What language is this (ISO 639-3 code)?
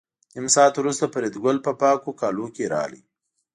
pus